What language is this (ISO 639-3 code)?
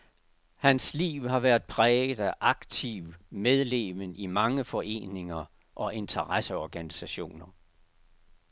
dan